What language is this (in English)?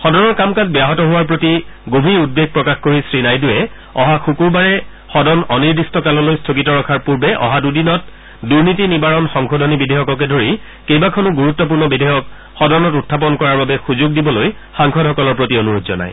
Assamese